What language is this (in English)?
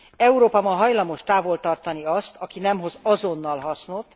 Hungarian